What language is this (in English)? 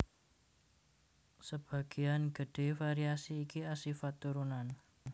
Javanese